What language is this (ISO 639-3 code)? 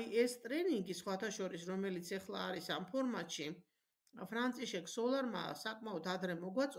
ara